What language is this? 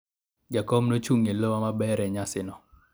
Luo (Kenya and Tanzania)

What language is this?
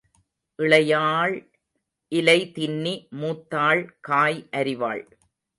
Tamil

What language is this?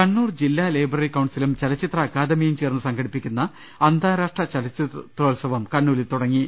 Malayalam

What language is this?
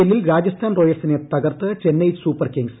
Malayalam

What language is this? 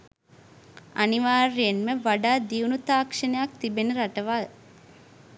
Sinhala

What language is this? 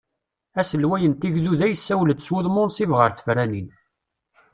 Kabyle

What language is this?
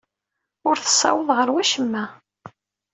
Kabyle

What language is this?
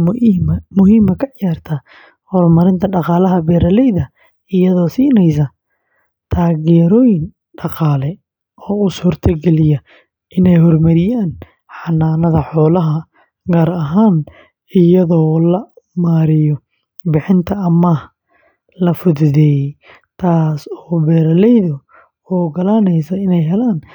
Somali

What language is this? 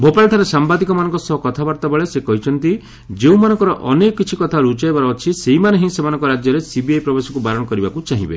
Odia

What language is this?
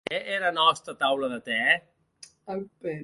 Occitan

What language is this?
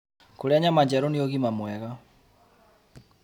Kikuyu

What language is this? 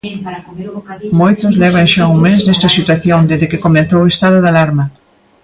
Galician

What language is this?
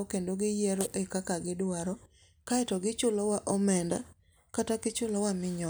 Luo (Kenya and Tanzania)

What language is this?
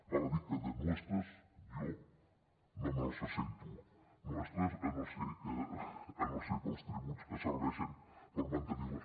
Catalan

